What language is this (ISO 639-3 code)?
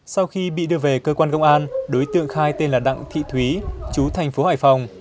vie